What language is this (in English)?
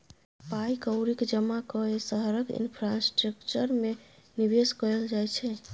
Maithili